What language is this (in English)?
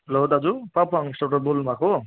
Nepali